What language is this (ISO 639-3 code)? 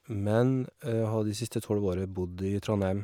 nor